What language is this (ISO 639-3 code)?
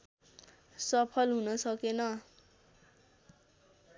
nep